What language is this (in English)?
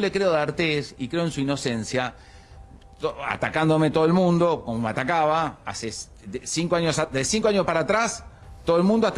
Spanish